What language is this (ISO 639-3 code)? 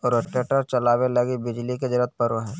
mag